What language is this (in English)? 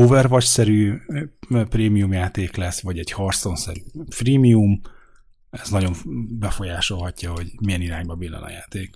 Hungarian